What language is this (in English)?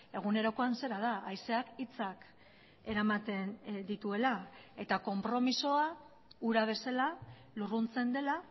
Basque